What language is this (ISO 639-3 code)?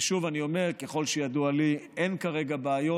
heb